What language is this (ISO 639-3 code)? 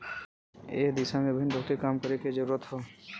bho